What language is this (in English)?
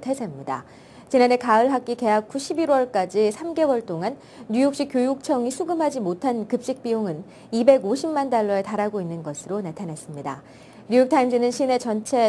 Korean